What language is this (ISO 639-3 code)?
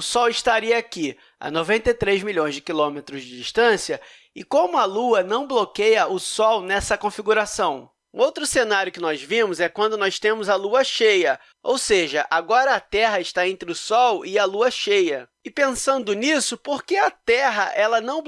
por